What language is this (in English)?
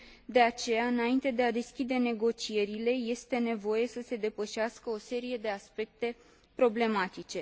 Romanian